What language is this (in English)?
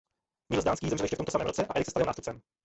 Czech